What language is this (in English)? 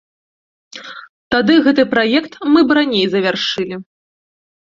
Belarusian